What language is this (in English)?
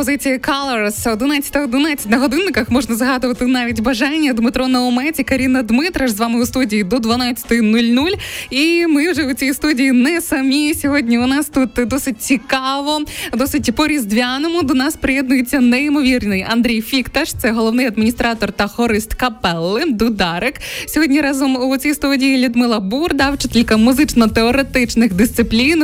Ukrainian